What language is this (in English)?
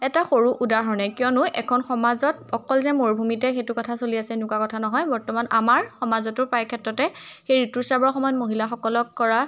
Assamese